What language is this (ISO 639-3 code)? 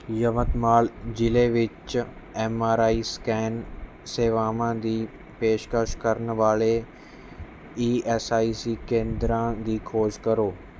pan